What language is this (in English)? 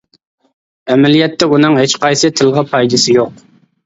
Uyghur